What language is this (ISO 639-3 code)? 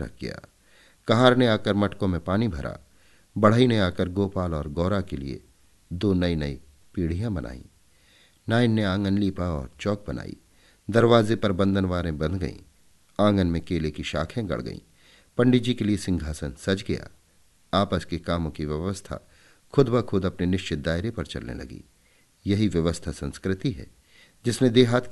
hin